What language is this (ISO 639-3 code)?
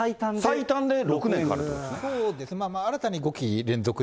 jpn